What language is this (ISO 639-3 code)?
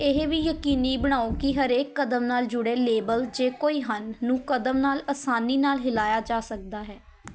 pan